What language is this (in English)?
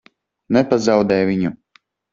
Latvian